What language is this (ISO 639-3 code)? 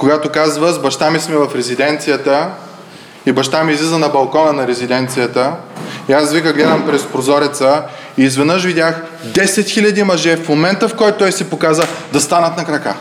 bul